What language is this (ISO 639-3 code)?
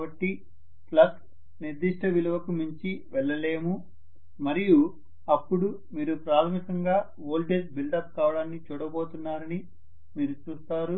tel